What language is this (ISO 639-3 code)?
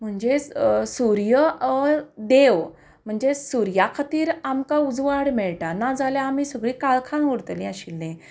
kok